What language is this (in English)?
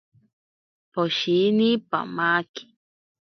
Ashéninka Perené